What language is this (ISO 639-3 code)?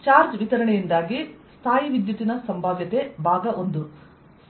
kan